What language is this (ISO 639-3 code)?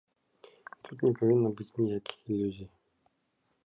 bel